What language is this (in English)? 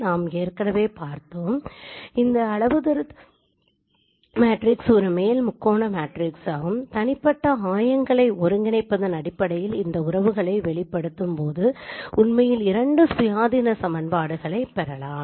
Tamil